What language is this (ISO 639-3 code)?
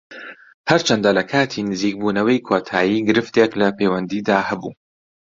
ckb